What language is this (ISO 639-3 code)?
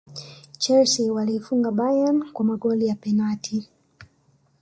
swa